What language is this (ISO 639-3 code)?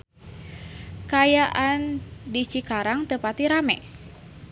sun